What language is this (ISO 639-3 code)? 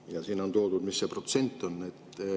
est